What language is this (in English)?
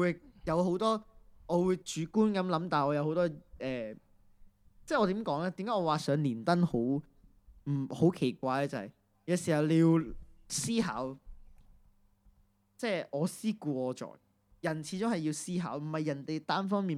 Chinese